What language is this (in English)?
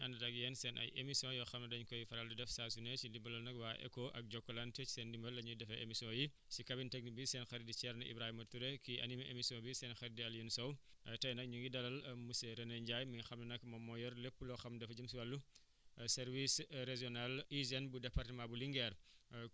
Wolof